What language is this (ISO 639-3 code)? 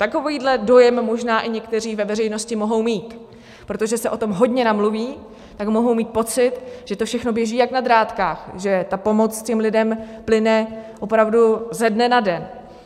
ces